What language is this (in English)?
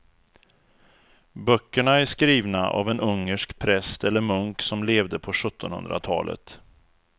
Swedish